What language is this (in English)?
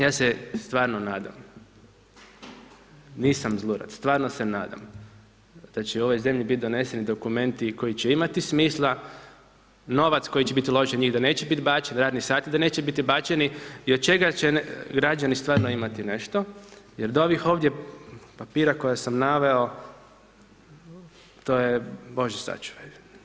Croatian